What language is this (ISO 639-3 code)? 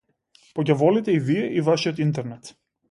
mkd